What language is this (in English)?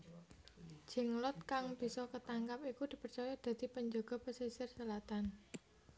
Javanese